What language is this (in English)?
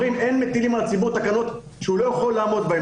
Hebrew